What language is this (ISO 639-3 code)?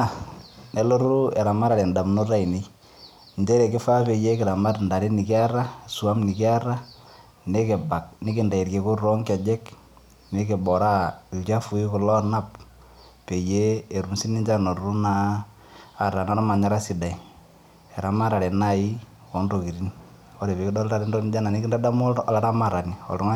mas